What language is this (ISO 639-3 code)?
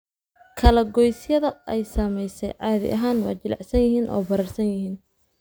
som